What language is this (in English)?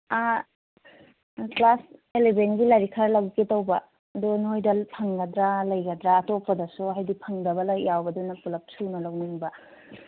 Manipuri